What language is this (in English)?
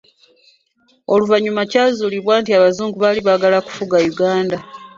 Ganda